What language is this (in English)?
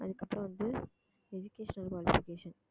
Tamil